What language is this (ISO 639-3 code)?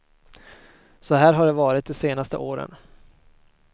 swe